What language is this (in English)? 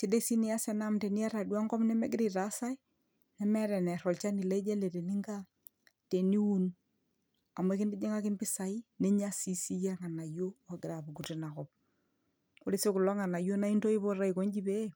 Masai